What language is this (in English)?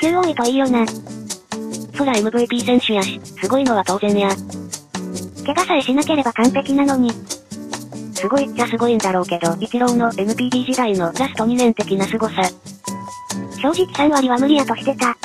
Japanese